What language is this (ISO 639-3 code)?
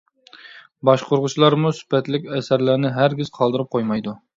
uig